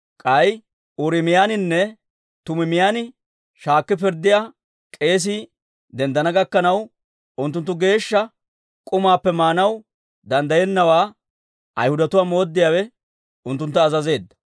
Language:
Dawro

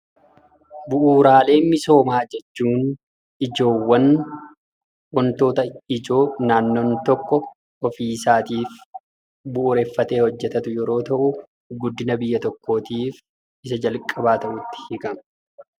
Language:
Oromo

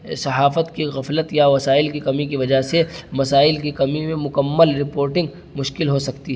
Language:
Urdu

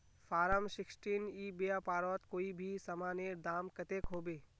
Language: Magahi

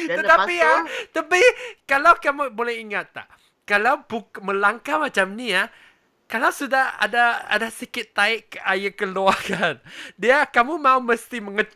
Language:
Malay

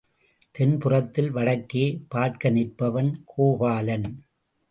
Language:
Tamil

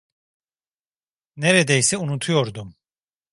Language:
Turkish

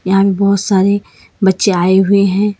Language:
Hindi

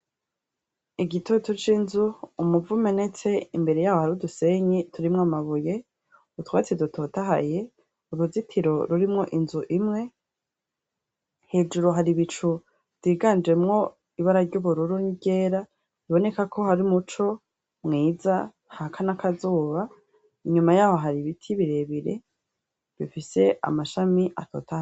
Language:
Rundi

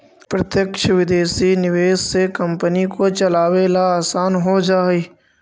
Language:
Magahi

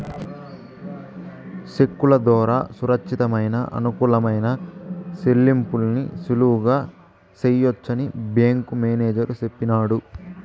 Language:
Telugu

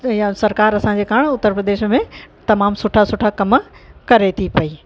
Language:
Sindhi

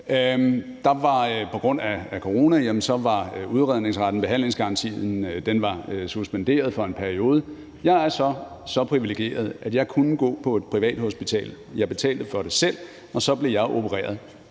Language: Danish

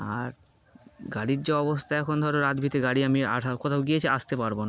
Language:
Bangla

